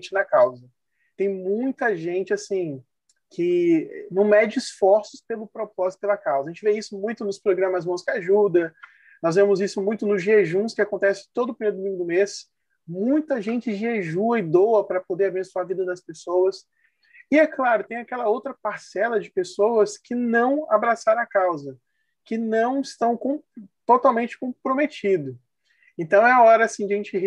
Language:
Portuguese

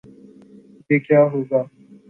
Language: Urdu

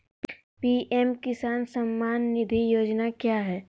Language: Magahi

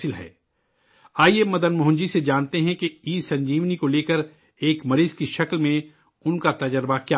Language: Urdu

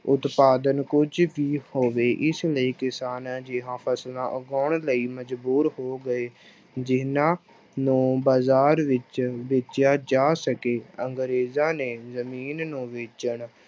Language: Punjabi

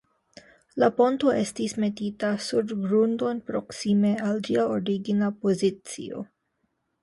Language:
Esperanto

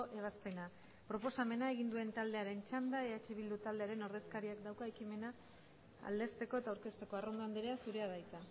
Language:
Basque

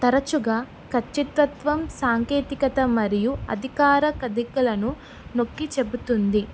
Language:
Telugu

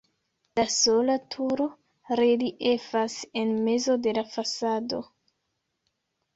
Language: Esperanto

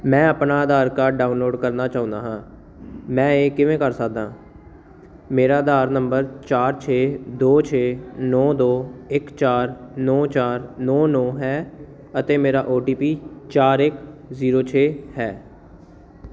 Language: Punjabi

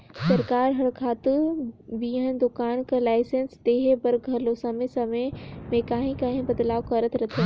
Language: Chhattisgarhi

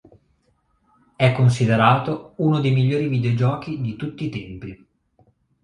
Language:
Italian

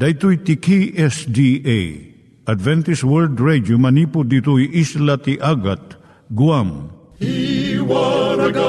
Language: Filipino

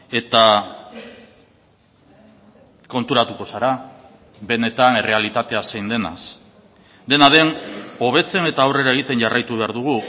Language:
Basque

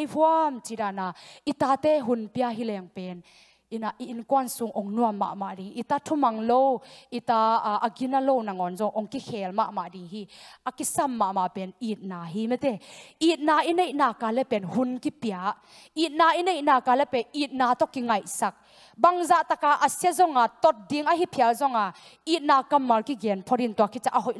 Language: Thai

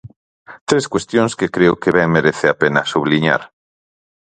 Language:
Galician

